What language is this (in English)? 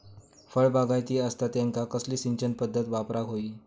Marathi